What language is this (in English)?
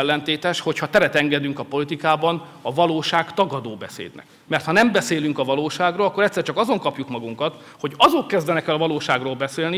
Hungarian